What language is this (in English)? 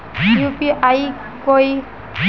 Magahi